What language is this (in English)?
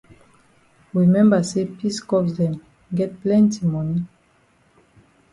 Cameroon Pidgin